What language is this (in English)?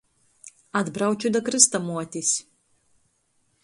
Latgalian